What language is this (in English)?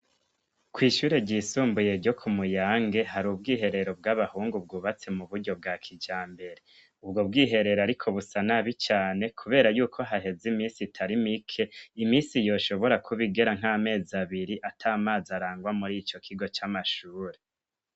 Rundi